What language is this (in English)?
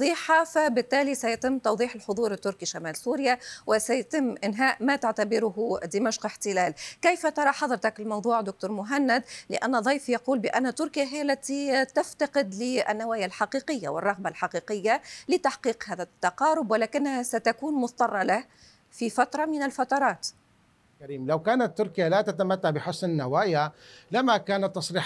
Arabic